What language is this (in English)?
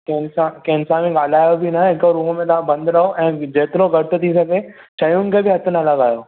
Sindhi